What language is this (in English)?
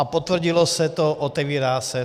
Czech